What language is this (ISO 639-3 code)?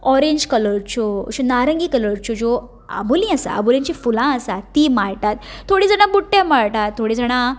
kok